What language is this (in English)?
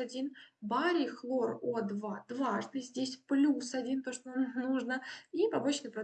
Russian